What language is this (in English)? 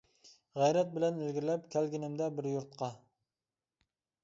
Uyghur